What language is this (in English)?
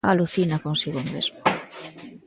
Galician